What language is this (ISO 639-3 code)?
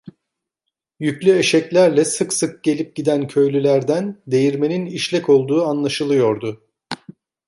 tur